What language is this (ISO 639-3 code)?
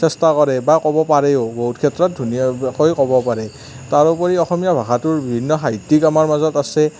asm